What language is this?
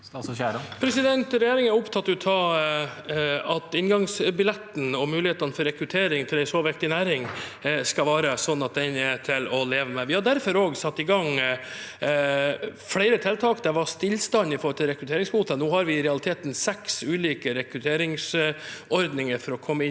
Norwegian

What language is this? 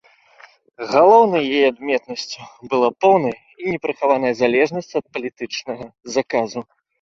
Belarusian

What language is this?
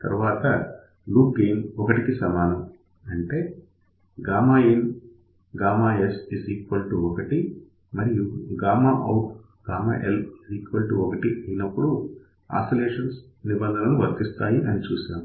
Telugu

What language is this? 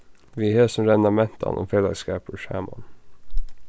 Faroese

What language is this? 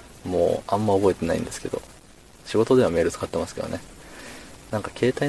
Japanese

